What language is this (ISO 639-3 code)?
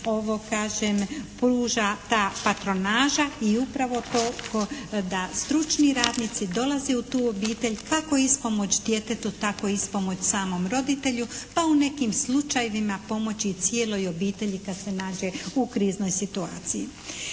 hrv